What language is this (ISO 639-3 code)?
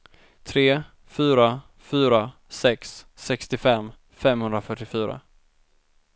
swe